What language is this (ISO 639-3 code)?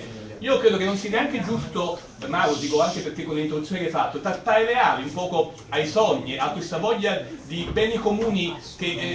ita